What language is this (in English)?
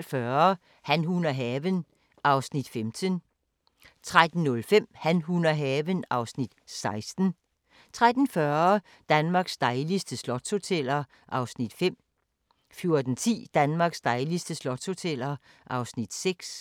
Danish